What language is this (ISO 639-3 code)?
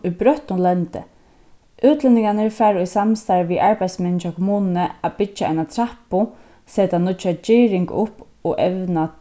fao